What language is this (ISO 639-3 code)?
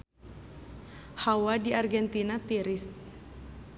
sun